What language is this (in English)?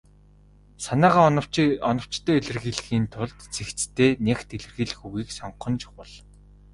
Mongolian